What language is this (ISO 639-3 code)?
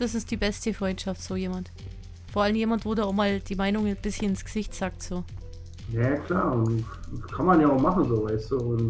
deu